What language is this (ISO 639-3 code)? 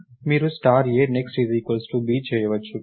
tel